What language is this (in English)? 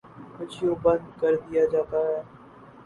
Urdu